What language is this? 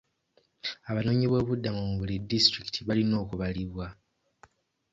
Ganda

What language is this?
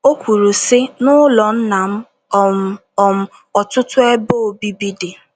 Igbo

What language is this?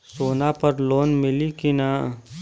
Bhojpuri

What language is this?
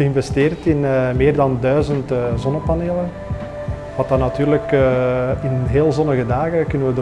Dutch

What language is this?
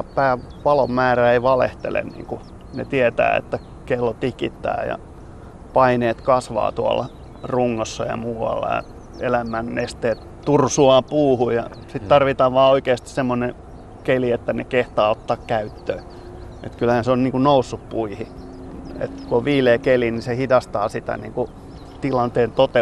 Finnish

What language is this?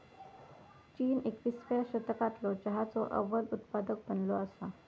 Marathi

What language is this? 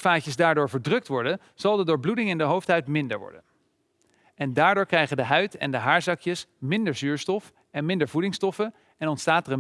Dutch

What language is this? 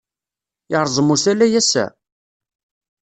Kabyle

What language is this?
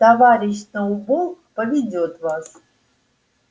Russian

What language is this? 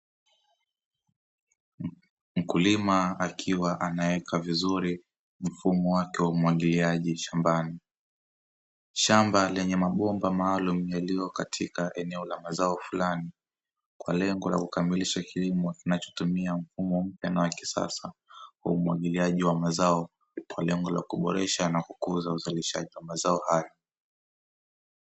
Swahili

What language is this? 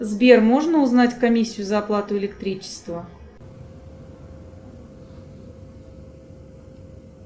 Russian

